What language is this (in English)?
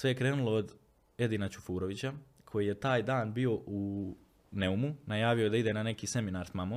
Croatian